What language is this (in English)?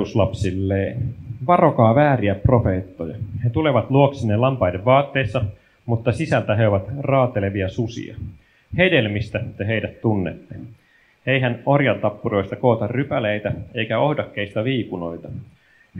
Finnish